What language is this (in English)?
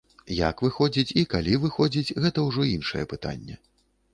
Belarusian